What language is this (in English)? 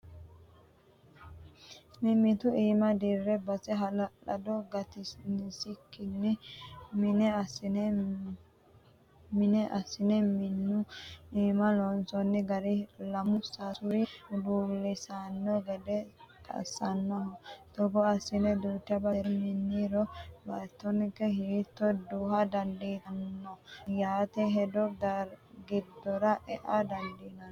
Sidamo